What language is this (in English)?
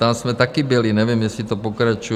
Czech